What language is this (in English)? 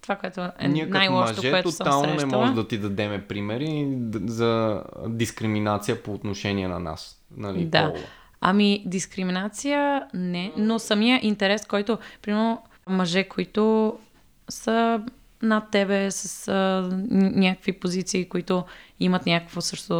Bulgarian